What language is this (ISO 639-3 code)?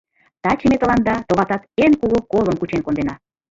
chm